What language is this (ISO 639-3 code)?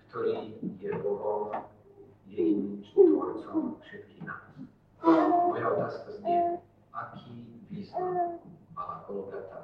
slk